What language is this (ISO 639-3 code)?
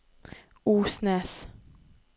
nor